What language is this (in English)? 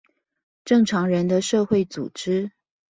Chinese